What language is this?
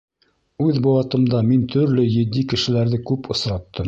Bashkir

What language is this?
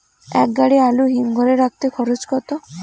Bangla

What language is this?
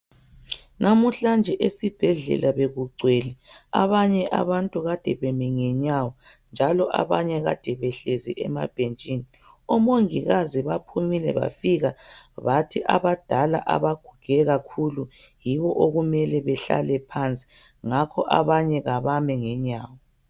North Ndebele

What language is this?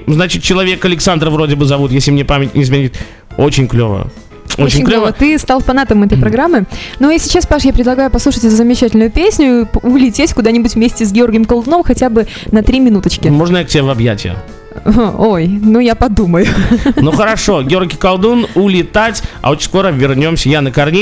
Russian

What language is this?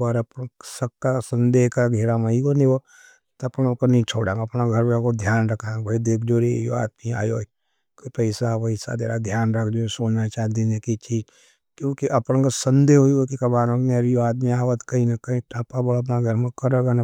Nimadi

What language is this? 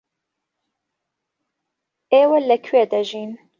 Central Kurdish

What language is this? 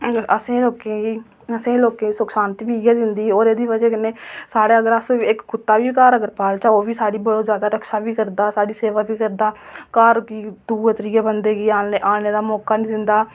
Dogri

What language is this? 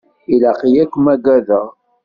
Kabyle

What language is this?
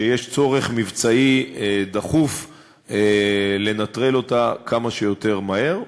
Hebrew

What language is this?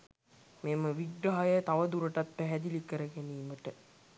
Sinhala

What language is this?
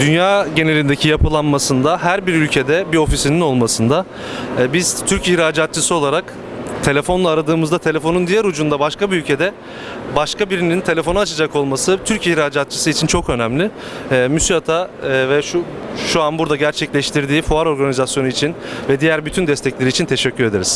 Turkish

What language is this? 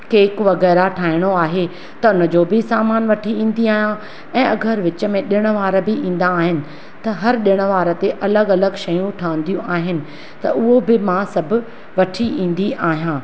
Sindhi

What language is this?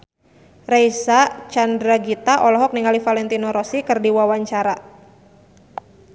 Sundanese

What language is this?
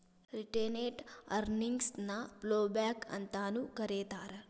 Kannada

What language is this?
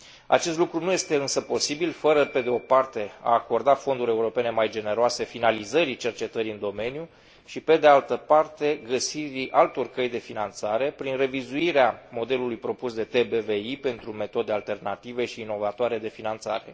Romanian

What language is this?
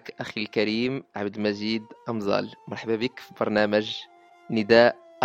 Arabic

